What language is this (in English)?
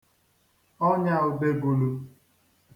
Igbo